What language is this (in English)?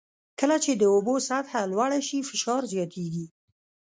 Pashto